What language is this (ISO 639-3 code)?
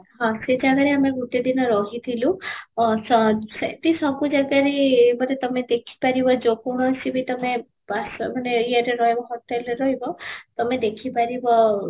ori